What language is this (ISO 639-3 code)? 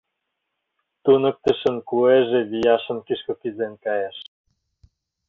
chm